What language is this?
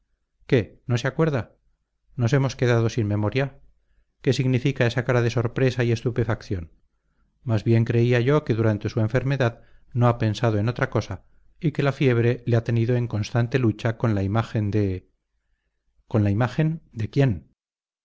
Spanish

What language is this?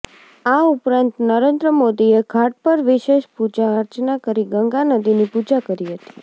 Gujarati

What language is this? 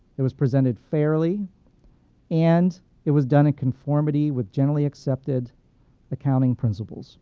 English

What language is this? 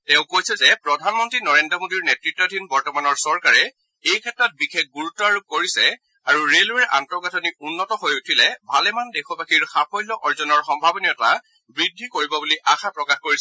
Assamese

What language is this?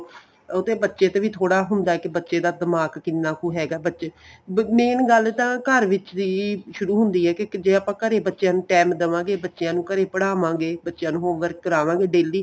Punjabi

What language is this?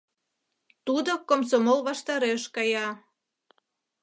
Mari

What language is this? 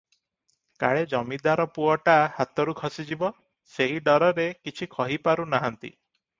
Odia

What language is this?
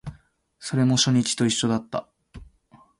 Japanese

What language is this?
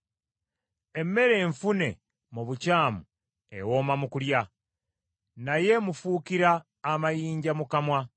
Ganda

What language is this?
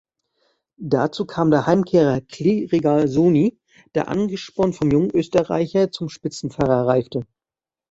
German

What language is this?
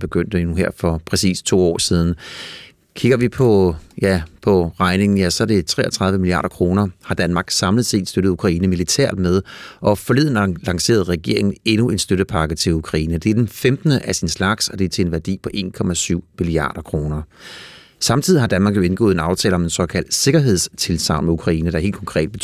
Danish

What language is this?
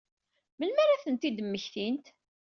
Kabyle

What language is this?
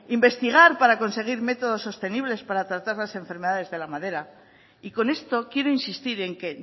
Spanish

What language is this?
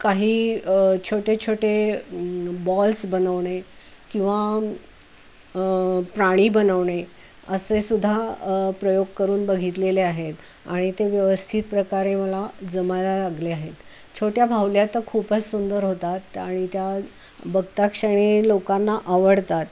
Marathi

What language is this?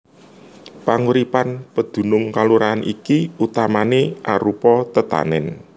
Javanese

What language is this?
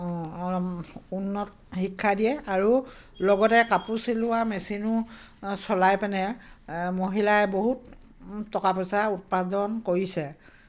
Assamese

